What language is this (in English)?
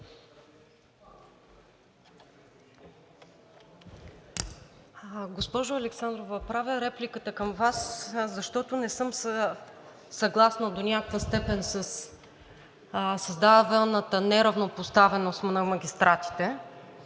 Bulgarian